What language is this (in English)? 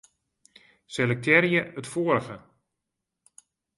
Western Frisian